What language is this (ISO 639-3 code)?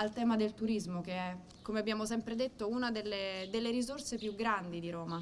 ita